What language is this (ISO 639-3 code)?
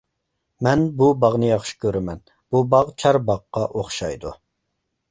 uig